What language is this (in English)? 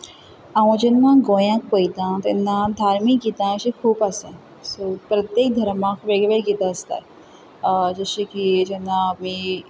Konkani